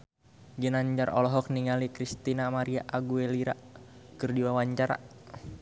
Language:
Sundanese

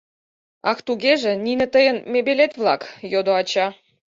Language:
Mari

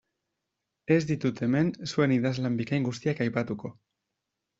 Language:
Basque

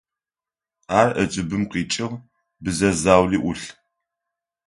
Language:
Adyghe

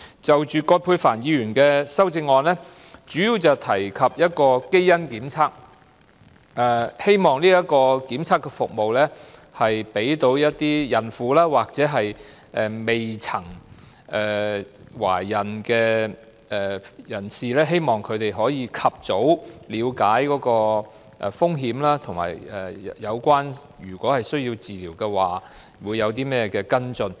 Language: Cantonese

